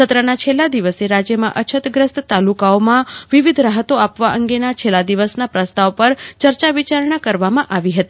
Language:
Gujarati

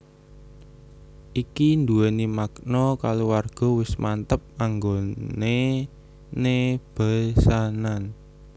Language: Javanese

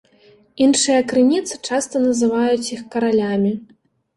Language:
Belarusian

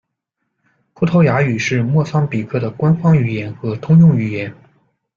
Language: Chinese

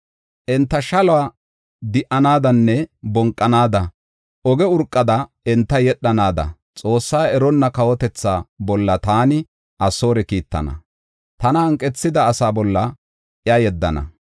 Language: Gofa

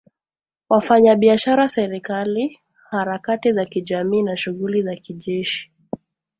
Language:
Swahili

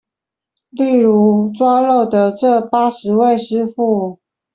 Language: Chinese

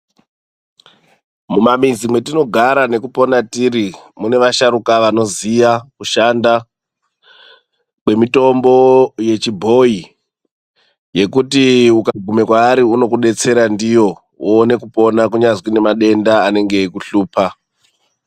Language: Ndau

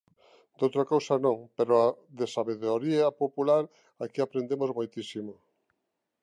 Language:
Galician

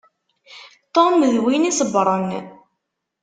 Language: Kabyle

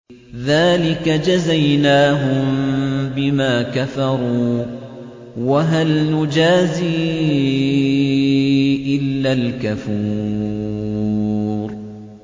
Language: Arabic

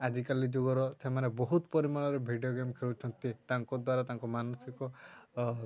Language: Odia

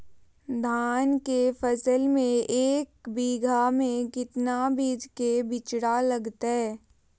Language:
Magahi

